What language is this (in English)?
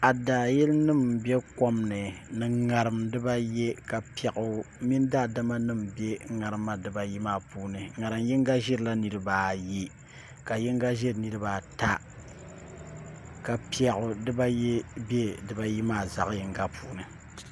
Dagbani